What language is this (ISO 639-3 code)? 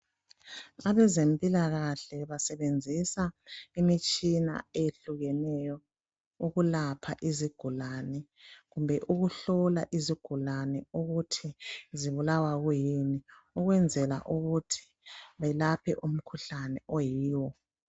nde